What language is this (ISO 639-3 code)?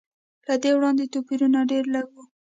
pus